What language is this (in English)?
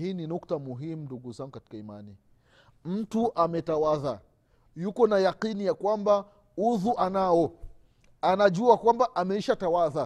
Swahili